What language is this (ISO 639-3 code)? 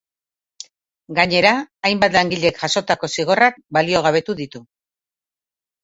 eus